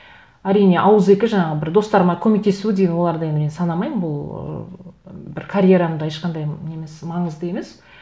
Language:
Kazakh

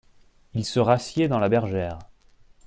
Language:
French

